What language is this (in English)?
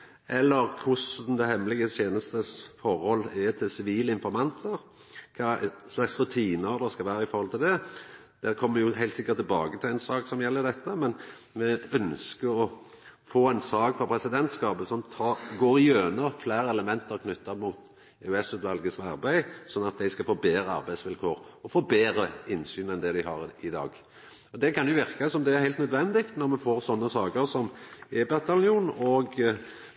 Norwegian Nynorsk